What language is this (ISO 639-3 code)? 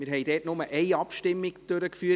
gsw